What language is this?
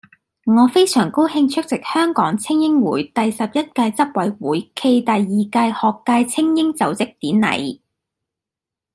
Cantonese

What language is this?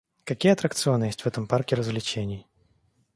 Russian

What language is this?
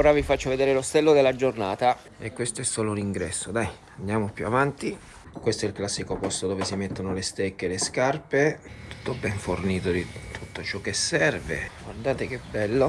Italian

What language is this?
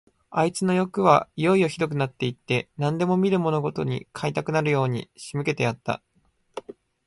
Japanese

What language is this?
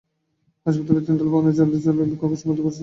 Bangla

